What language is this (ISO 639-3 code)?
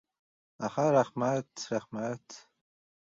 uzb